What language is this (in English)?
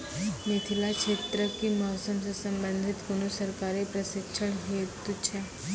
Maithili